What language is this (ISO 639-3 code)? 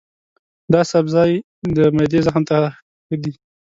pus